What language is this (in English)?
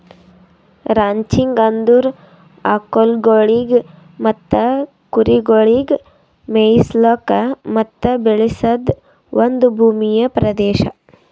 Kannada